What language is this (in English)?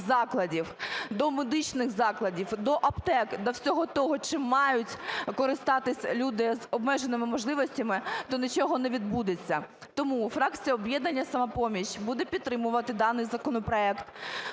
Ukrainian